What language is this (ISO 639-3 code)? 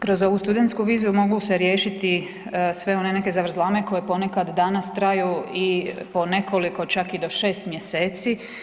hrv